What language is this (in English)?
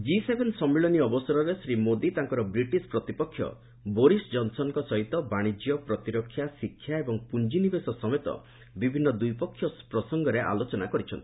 Odia